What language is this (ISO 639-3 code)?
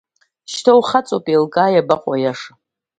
abk